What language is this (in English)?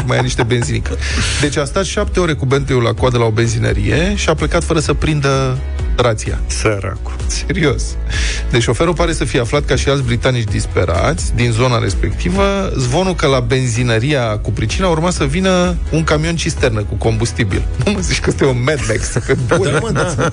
Romanian